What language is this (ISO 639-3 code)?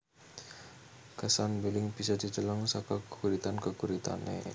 jav